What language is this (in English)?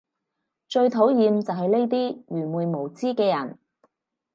Cantonese